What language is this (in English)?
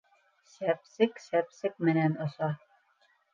Bashkir